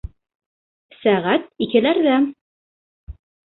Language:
Bashkir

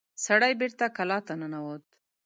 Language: Pashto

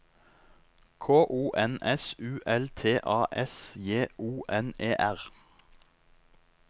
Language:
Norwegian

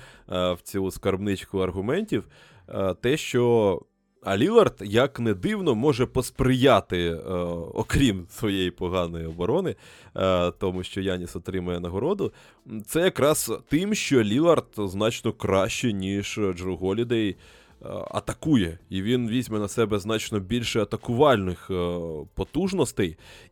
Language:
Ukrainian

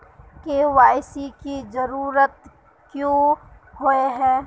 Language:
Magahi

